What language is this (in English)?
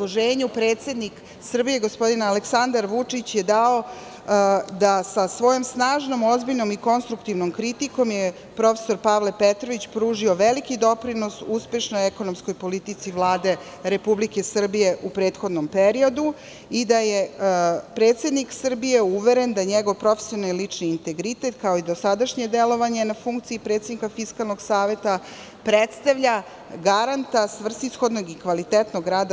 Serbian